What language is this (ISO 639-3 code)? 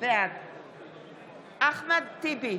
heb